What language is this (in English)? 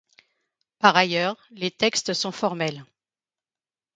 French